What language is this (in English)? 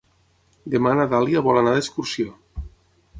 Catalan